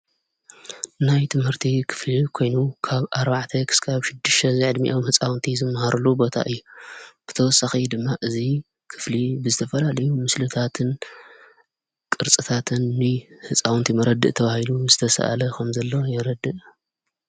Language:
Tigrinya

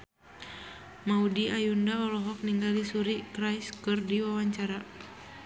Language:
Sundanese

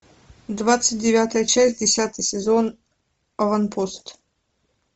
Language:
Russian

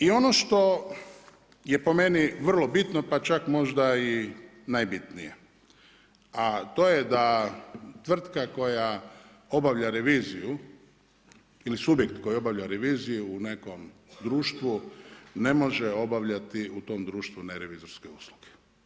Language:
Croatian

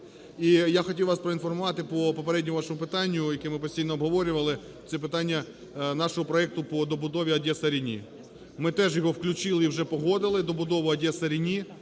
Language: Ukrainian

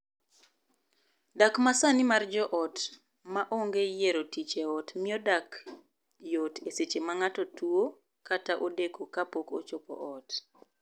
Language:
Luo (Kenya and Tanzania)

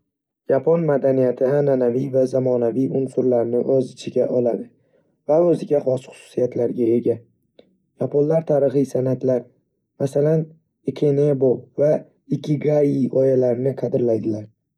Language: Uzbek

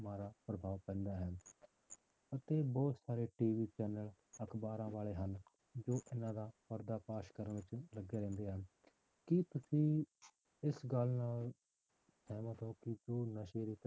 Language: Punjabi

